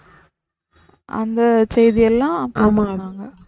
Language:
Tamil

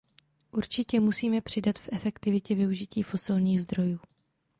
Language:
Czech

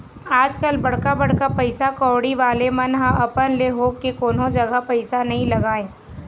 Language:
Chhattisgarhi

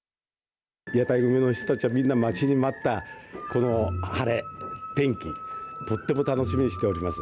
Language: Japanese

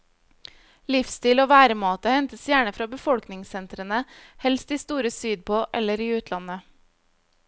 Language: Norwegian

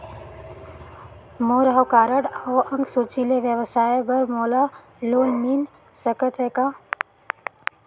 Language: Chhattisgarhi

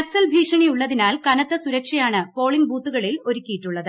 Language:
Malayalam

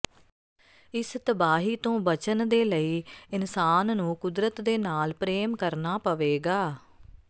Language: Punjabi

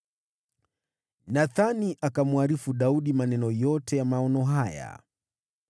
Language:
Swahili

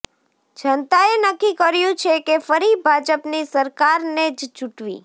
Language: Gujarati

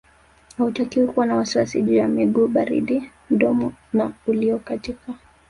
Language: Swahili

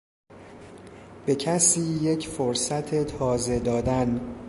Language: Persian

